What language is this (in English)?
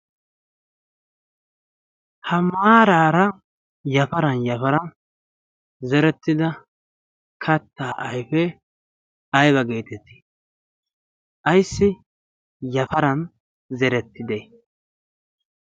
Wolaytta